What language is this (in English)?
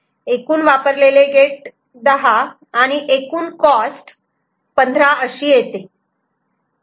Marathi